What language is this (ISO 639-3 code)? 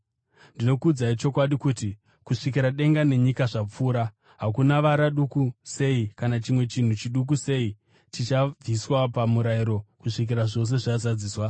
sna